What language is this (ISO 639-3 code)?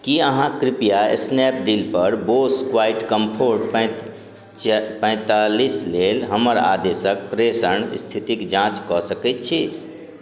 mai